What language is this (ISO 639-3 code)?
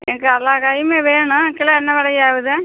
tam